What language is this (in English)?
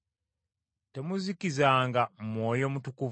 Ganda